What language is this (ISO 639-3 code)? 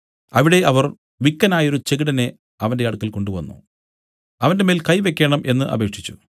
mal